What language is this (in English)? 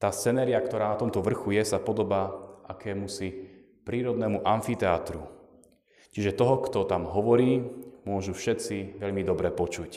Slovak